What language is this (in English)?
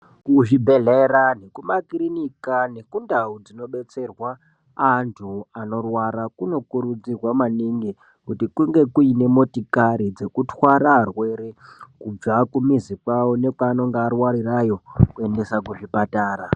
Ndau